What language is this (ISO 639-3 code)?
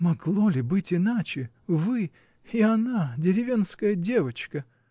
rus